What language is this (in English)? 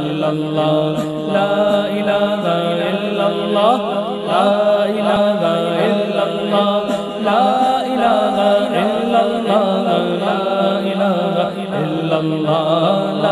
Arabic